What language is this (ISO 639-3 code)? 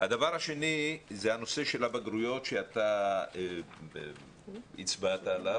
heb